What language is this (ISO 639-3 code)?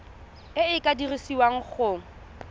tsn